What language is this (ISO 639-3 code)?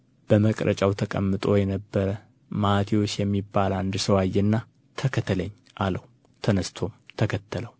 amh